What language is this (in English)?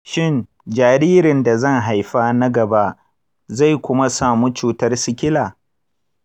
Hausa